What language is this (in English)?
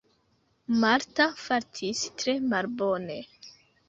Esperanto